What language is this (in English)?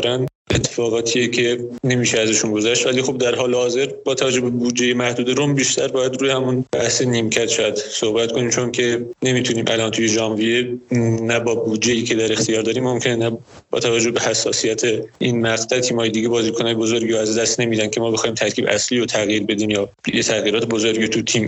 Persian